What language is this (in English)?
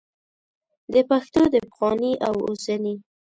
Pashto